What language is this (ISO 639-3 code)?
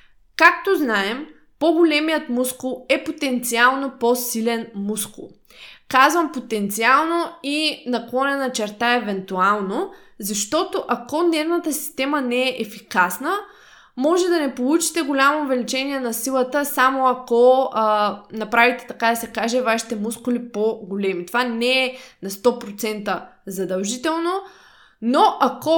bul